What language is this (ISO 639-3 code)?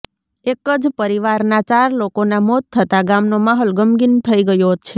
guj